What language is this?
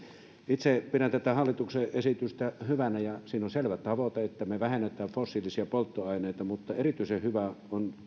Finnish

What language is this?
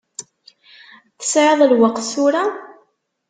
Kabyle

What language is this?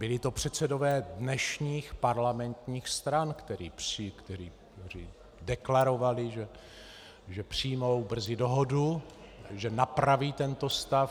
Czech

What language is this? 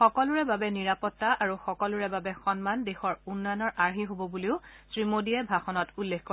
Assamese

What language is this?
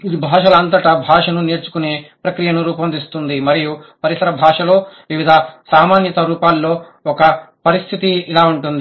Telugu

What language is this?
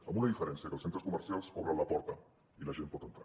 Catalan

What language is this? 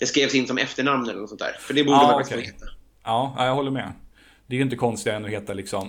Swedish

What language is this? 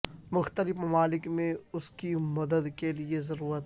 Urdu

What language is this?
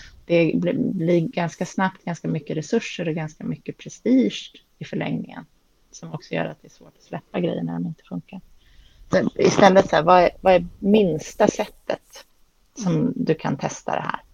Swedish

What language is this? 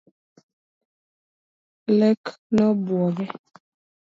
Luo (Kenya and Tanzania)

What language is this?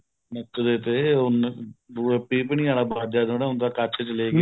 Punjabi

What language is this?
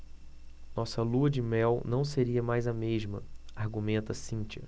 Portuguese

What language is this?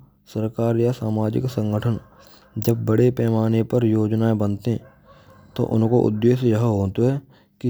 Braj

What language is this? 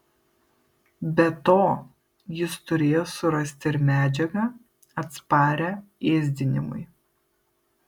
Lithuanian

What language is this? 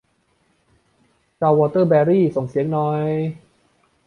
Thai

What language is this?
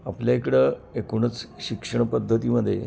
Marathi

